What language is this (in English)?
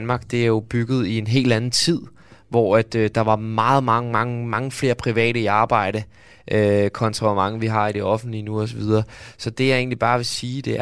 Danish